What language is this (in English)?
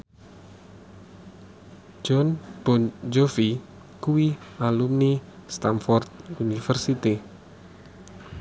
Javanese